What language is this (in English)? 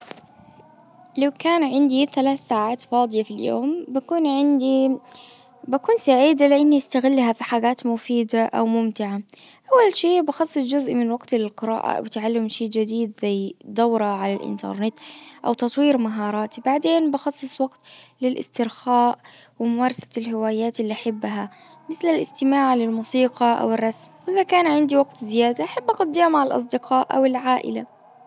Najdi Arabic